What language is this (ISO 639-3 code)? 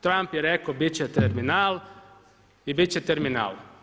hrv